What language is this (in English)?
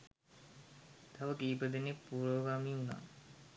Sinhala